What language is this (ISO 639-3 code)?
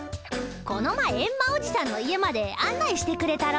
jpn